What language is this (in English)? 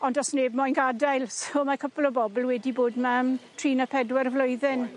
Welsh